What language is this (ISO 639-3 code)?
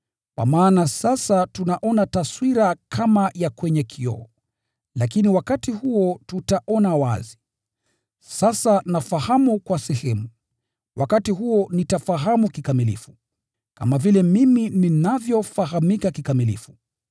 swa